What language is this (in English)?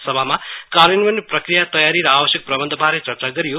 Nepali